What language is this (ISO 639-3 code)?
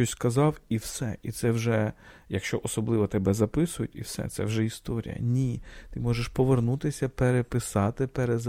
ukr